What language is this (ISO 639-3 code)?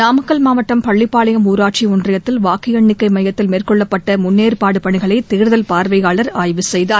tam